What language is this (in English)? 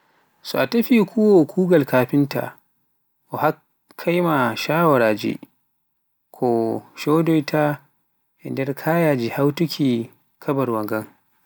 Pular